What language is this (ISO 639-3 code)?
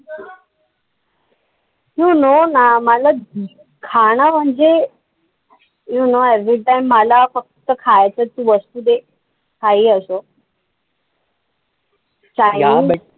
mar